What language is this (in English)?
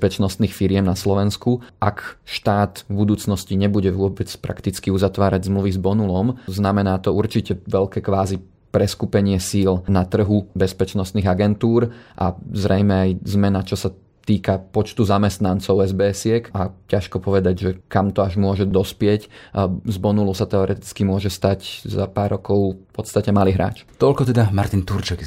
Slovak